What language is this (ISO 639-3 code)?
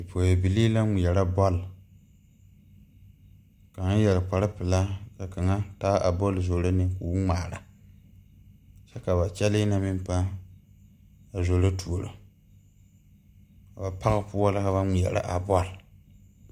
dga